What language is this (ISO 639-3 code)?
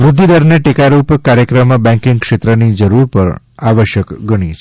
guj